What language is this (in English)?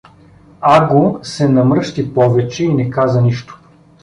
Bulgarian